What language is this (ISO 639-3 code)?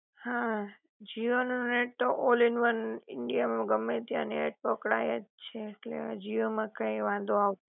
guj